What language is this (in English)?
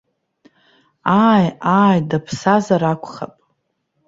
Abkhazian